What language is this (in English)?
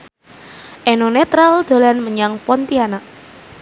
Javanese